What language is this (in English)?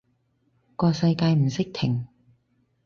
Cantonese